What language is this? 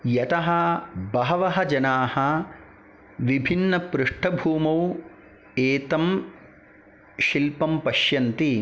Sanskrit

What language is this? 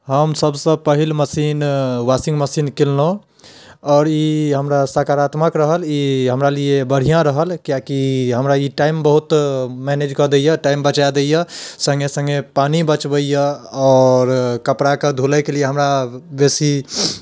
Maithili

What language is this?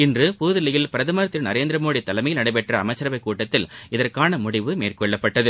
Tamil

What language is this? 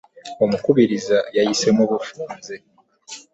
Ganda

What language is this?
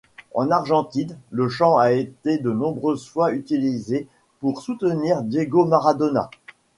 French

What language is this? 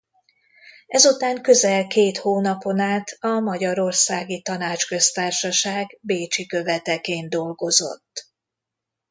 Hungarian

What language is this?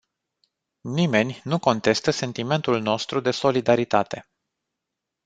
Romanian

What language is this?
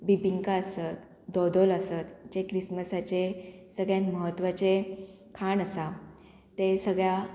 Konkani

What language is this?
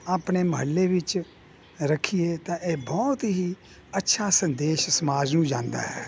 Punjabi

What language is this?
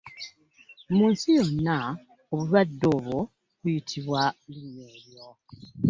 Ganda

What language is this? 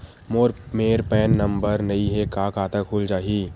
Chhattisgarhi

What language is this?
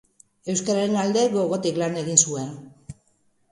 Basque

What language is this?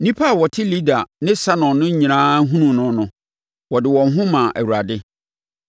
Akan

